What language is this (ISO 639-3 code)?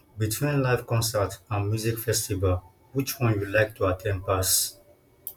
pcm